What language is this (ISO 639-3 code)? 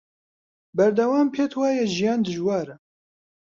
ckb